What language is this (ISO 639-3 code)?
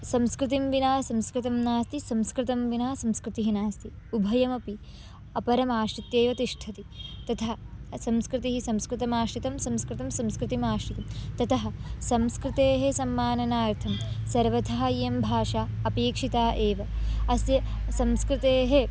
san